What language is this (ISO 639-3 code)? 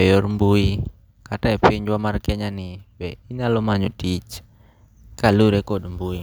luo